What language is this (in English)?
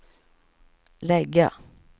Swedish